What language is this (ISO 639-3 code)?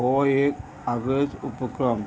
kok